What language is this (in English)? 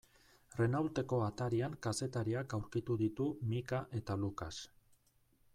Basque